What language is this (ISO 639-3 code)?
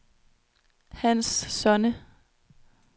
dan